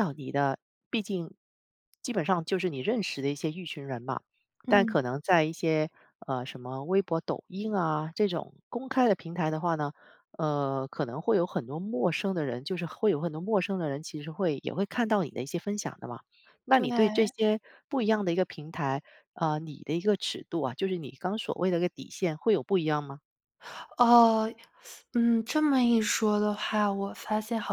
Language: Chinese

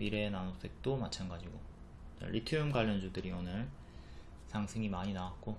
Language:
Korean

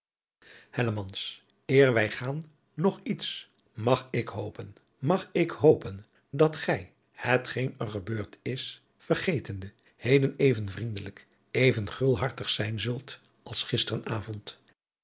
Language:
Dutch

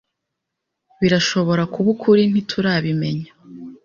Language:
Kinyarwanda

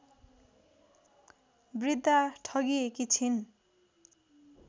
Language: Nepali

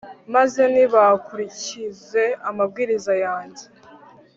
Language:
Kinyarwanda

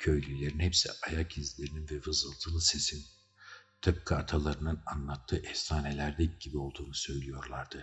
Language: Turkish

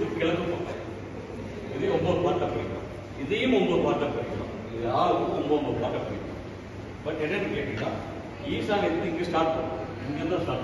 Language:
Arabic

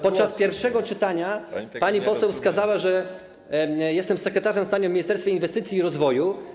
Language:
Polish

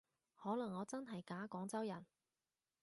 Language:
Cantonese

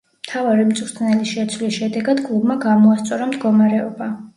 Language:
Georgian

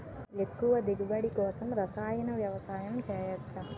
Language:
Telugu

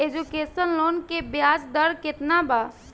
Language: Bhojpuri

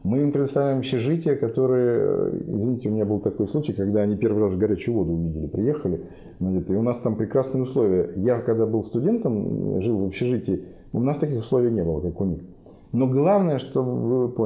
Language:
Russian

